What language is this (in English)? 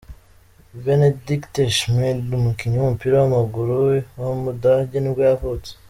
Kinyarwanda